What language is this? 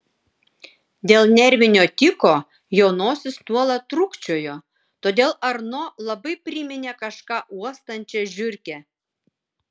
Lithuanian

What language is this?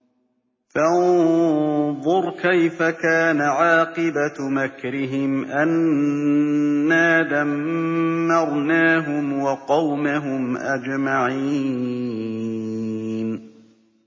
Arabic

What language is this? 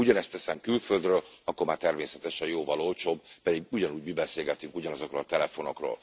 Hungarian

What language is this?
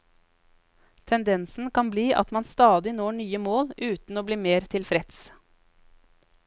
Norwegian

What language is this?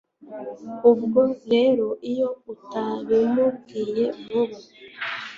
Kinyarwanda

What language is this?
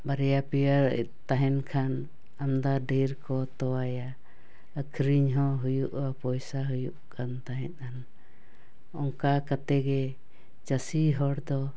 Santali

